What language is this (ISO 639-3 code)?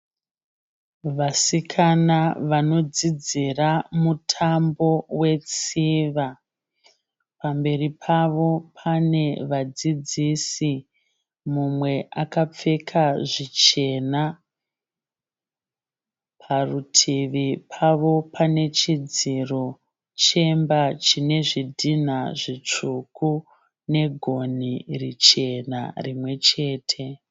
sna